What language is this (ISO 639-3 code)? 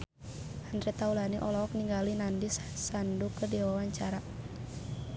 sun